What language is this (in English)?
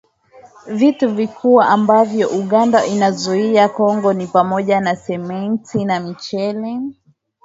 Swahili